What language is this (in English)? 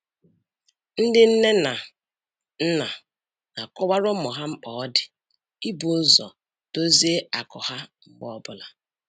Igbo